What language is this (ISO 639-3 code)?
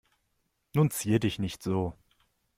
deu